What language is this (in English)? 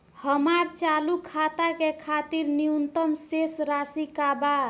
Bhojpuri